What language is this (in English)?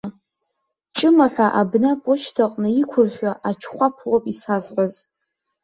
Abkhazian